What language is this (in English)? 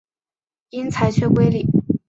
Chinese